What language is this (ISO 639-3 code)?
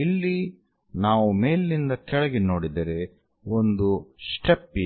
kan